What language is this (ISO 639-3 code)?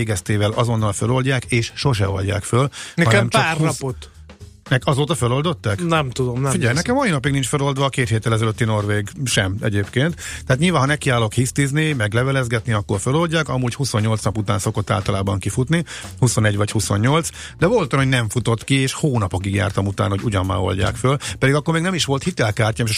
hun